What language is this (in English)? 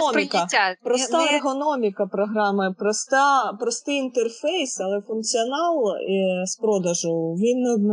Ukrainian